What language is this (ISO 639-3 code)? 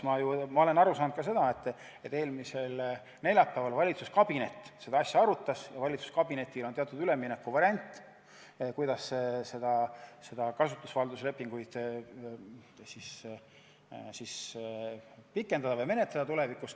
est